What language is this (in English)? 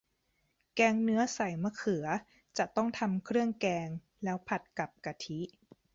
Thai